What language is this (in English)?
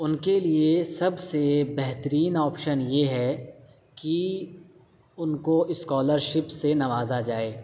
Urdu